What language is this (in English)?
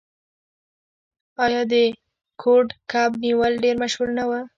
Pashto